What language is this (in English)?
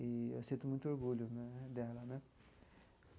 Portuguese